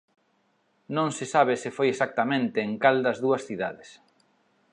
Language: Galician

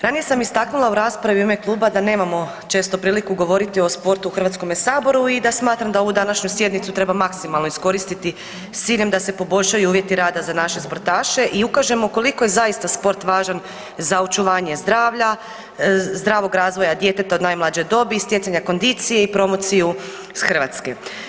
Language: Croatian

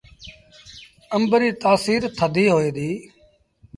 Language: Sindhi Bhil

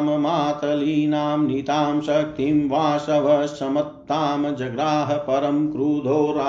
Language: Hindi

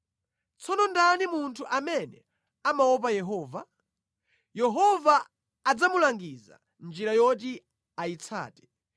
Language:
Nyanja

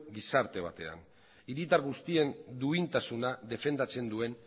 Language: Basque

